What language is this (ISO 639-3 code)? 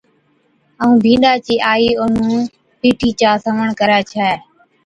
odk